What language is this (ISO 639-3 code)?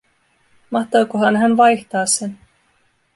fin